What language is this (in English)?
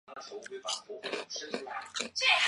Chinese